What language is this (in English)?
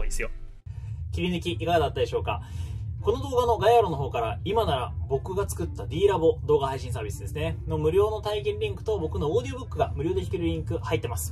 Japanese